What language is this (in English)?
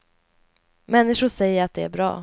Swedish